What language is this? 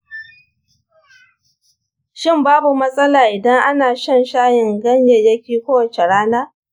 Hausa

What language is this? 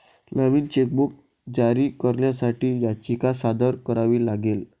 Marathi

